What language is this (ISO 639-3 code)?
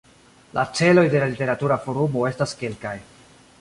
epo